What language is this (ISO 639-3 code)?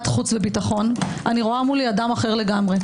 heb